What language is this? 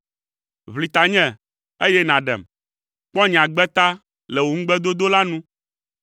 Ewe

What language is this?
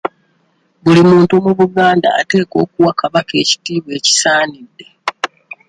Ganda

